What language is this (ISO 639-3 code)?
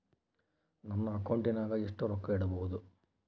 kan